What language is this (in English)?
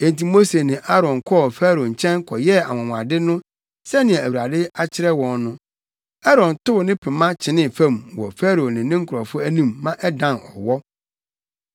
Akan